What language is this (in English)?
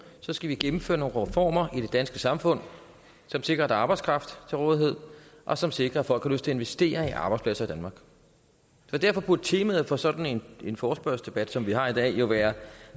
Danish